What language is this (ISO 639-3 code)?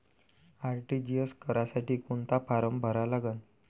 mar